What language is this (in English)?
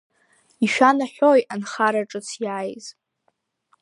Abkhazian